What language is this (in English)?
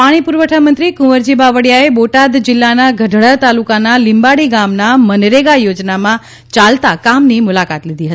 Gujarati